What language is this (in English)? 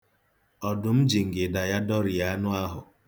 Igbo